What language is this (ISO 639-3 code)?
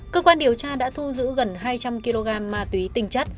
vie